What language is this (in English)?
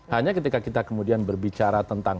Indonesian